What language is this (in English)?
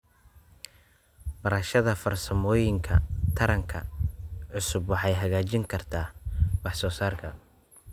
Somali